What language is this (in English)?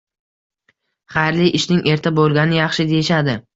Uzbek